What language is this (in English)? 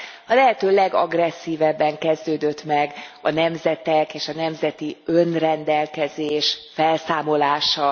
Hungarian